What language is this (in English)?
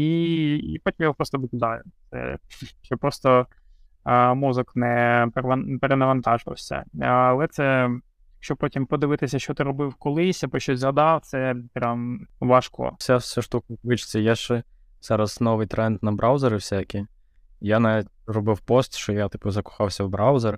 Ukrainian